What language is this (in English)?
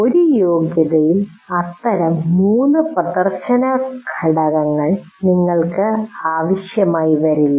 Malayalam